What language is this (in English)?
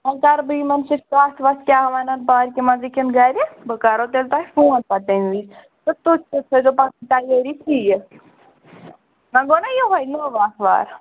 Kashmiri